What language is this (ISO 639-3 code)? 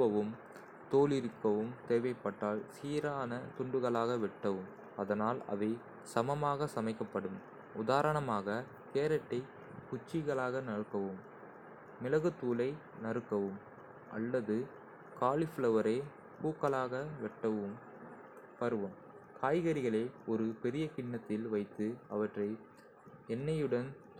kfe